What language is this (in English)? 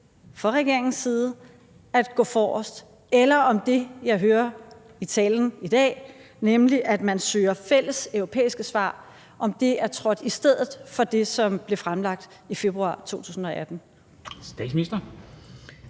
Danish